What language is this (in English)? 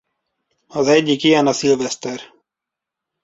Hungarian